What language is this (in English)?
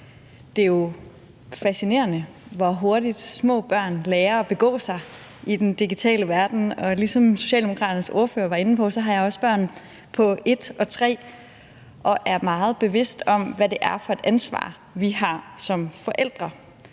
Danish